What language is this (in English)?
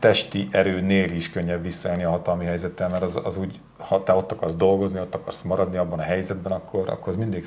Hungarian